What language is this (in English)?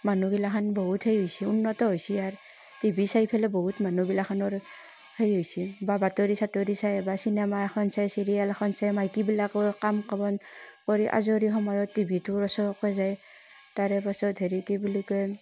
Assamese